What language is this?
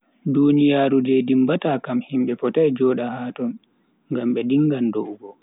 Bagirmi Fulfulde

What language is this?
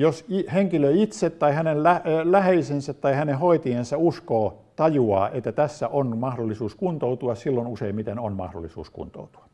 Finnish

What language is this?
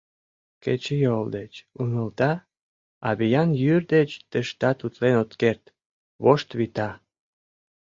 Mari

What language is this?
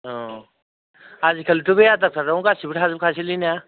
Bodo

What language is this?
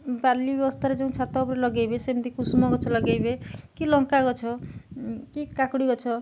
Odia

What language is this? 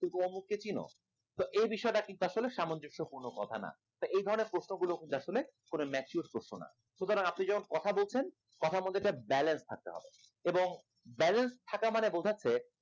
Bangla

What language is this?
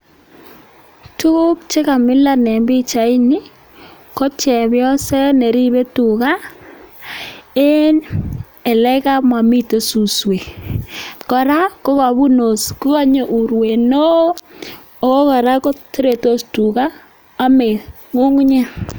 Kalenjin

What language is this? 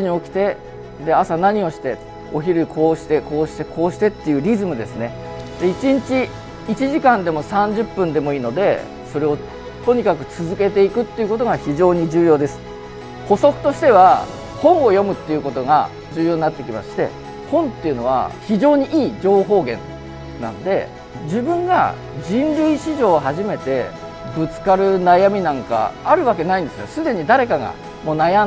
Japanese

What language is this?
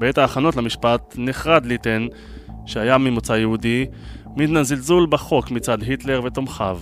Hebrew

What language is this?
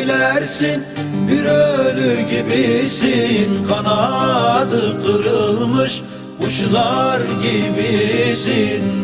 Turkish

